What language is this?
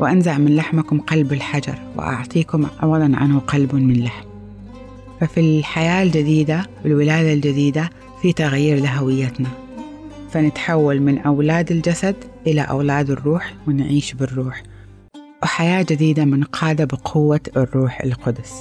Arabic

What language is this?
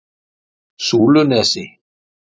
Icelandic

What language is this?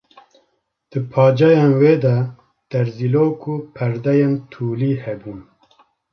Kurdish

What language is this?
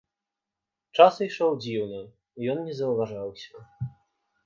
Belarusian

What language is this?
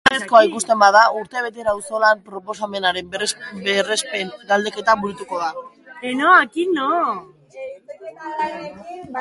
Basque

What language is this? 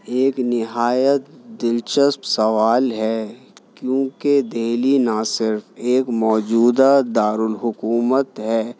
Urdu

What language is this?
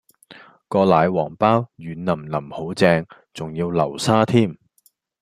Cantonese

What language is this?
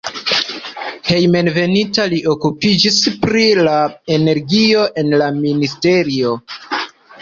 Esperanto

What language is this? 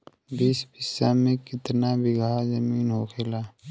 Bhojpuri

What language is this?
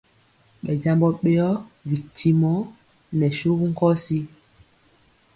Mpiemo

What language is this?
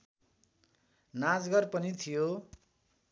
Nepali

